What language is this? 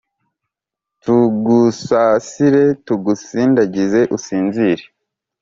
Kinyarwanda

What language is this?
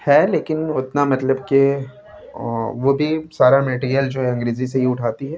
Urdu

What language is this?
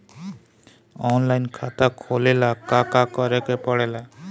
Bhojpuri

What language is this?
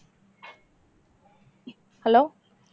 Tamil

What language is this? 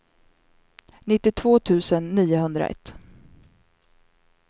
Swedish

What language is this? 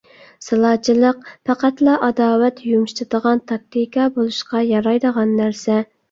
Uyghur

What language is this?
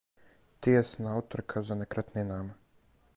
Serbian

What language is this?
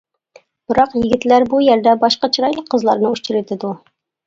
Uyghur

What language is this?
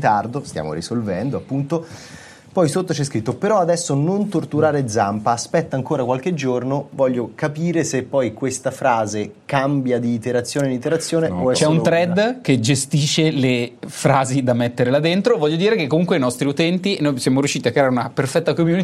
Italian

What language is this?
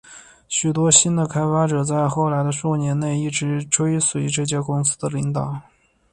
Chinese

